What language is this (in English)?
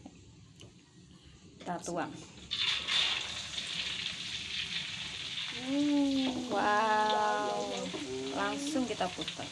Indonesian